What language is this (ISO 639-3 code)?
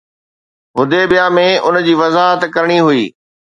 snd